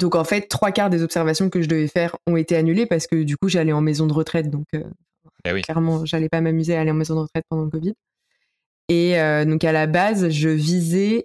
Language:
French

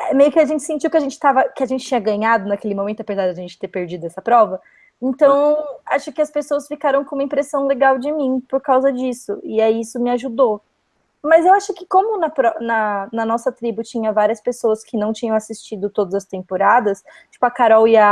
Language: Portuguese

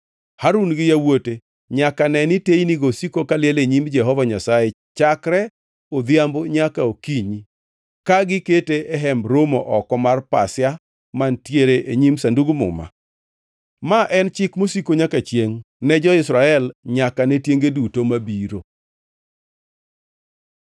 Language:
Luo (Kenya and Tanzania)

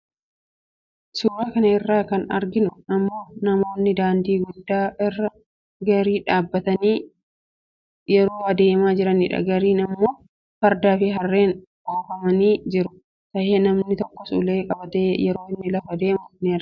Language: Oromo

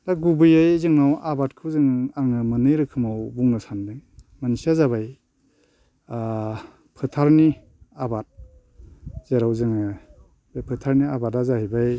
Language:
Bodo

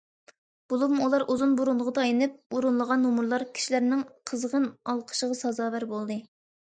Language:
Uyghur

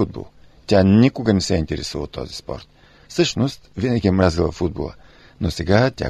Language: Bulgarian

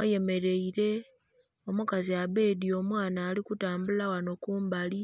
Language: Soga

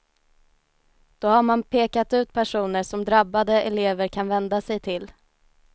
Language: Swedish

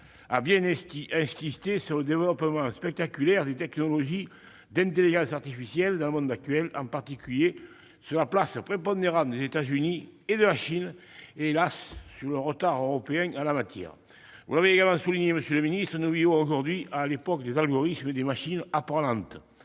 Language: French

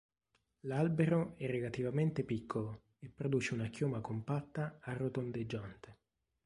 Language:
Italian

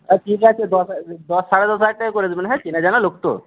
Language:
Bangla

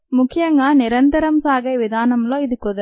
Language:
Telugu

